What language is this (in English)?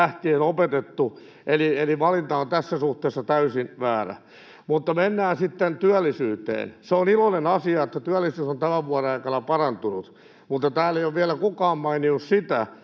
Finnish